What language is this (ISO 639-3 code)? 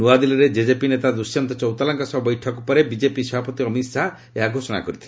ori